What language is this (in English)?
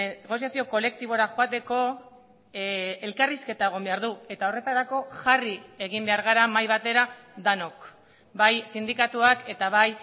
Basque